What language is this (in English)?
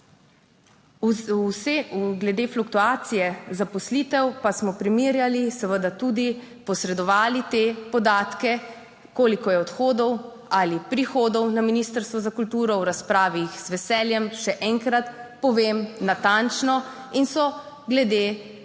Slovenian